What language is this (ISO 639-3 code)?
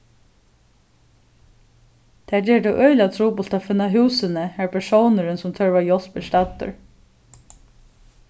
fao